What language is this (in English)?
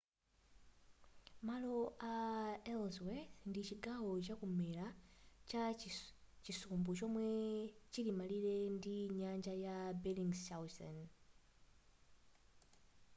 Nyanja